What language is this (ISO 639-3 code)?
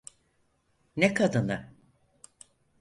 tur